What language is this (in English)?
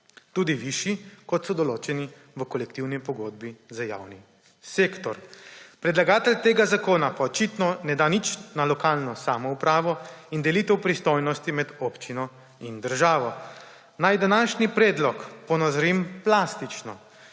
Slovenian